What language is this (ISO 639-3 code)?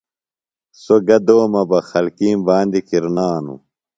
phl